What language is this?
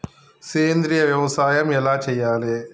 Telugu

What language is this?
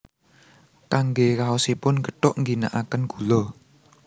Javanese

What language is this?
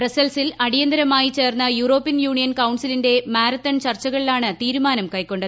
Malayalam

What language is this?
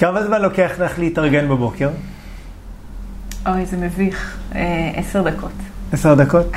Hebrew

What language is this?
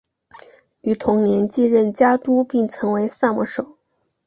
Chinese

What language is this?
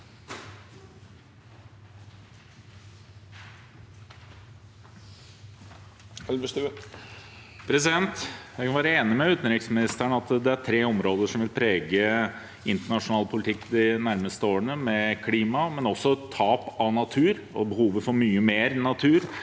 Norwegian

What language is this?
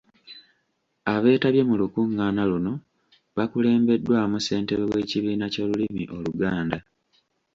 Ganda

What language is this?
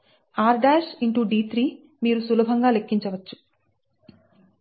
Telugu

